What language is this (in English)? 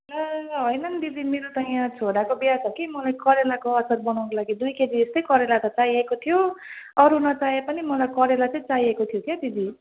Nepali